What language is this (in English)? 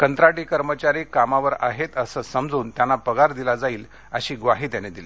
Marathi